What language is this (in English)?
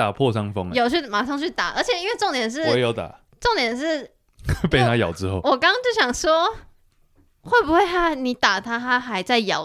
Chinese